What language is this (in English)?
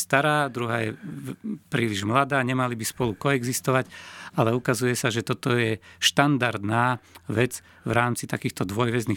Slovak